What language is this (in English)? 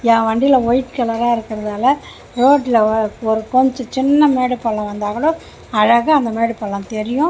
Tamil